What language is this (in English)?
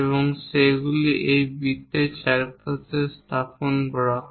Bangla